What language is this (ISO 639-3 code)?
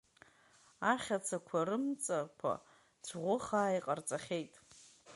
abk